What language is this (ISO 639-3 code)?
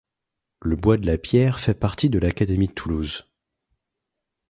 fra